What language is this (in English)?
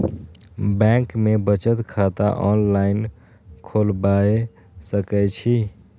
Maithili